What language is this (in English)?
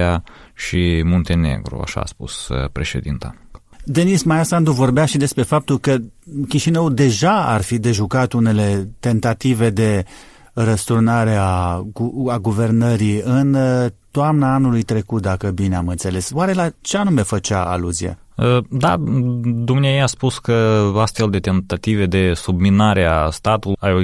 Romanian